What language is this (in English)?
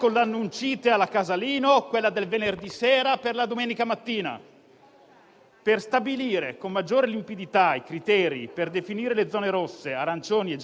Italian